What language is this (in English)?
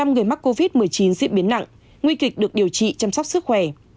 Vietnamese